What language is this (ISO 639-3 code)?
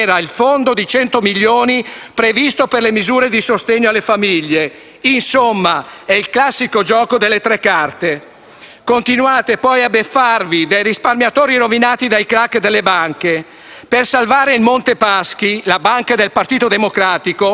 ita